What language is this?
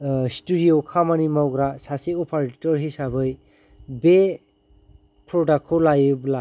Bodo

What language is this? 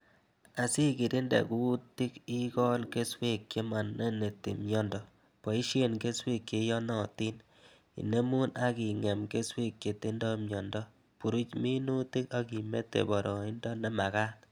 Kalenjin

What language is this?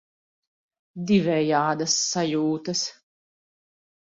Latvian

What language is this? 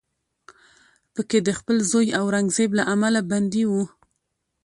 Pashto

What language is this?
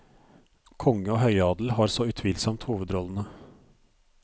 Norwegian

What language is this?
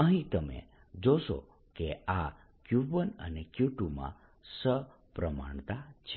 Gujarati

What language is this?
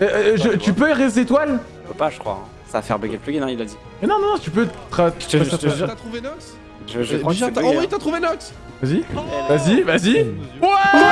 French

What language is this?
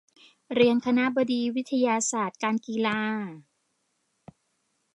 Thai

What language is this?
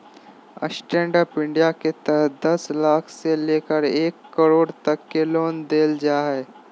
Magahi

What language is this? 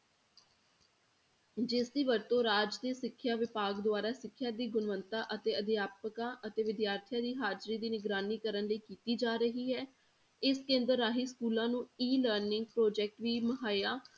Punjabi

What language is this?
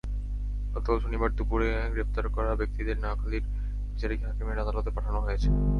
Bangla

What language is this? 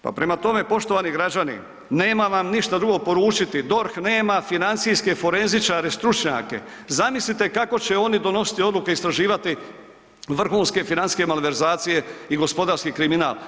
Croatian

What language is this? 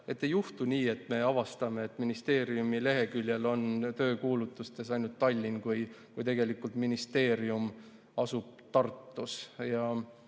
Estonian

